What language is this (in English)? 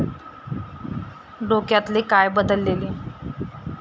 Marathi